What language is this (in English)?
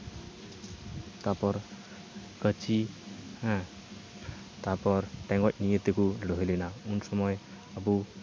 Santali